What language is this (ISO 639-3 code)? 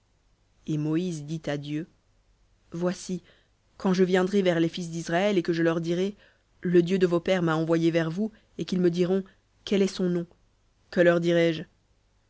fra